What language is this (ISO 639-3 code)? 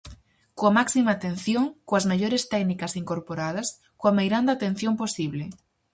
glg